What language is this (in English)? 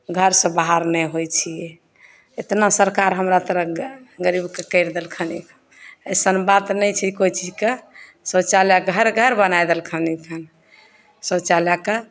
Maithili